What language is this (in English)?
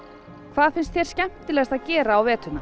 Icelandic